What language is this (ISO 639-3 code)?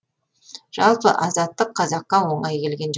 kaz